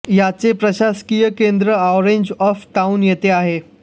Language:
Marathi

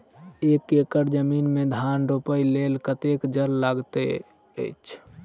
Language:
Maithili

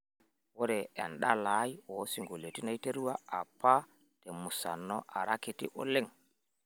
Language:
Masai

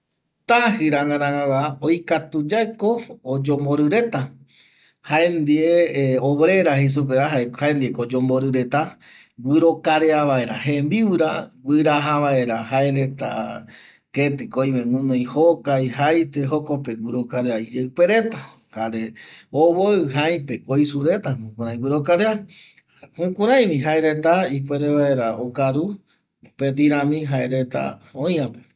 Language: Eastern Bolivian Guaraní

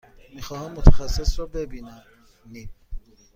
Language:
Persian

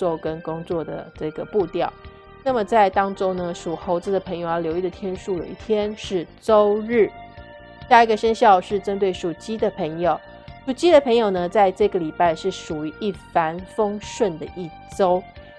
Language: Chinese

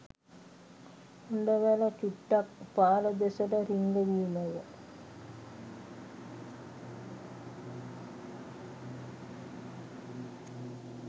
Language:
Sinhala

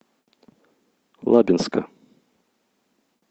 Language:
Russian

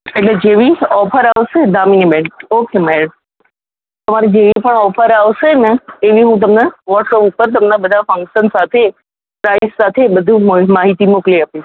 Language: Gujarati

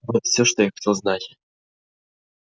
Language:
Russian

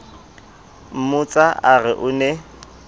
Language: Southern Sotho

